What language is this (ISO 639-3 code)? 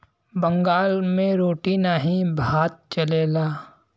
bho